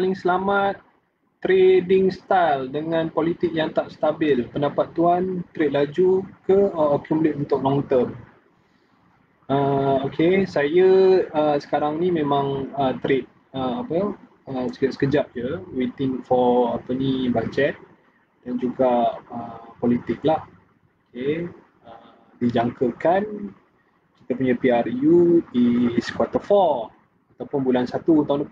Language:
Malay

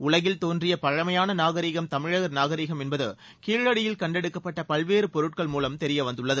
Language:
Tamil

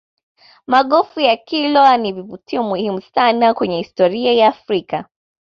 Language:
Swahili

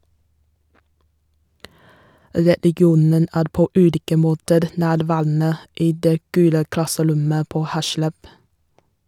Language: Norwegian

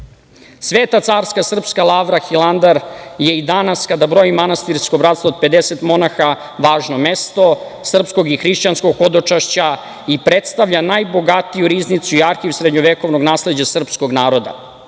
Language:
Serbian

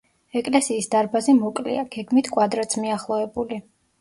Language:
Georgian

